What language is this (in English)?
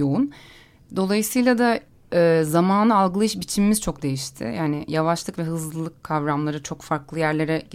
Turkish